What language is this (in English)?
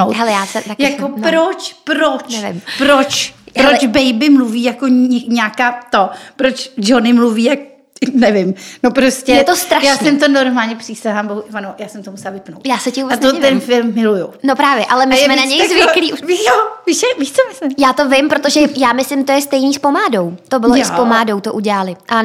Czech